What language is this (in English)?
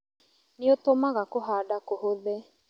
Kikuyu